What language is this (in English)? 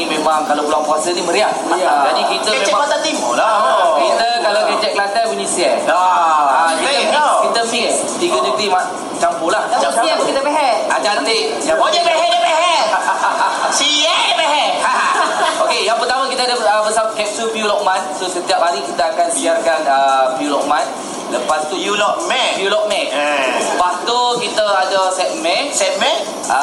Malay